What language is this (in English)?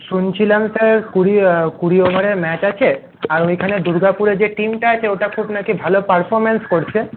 Bangla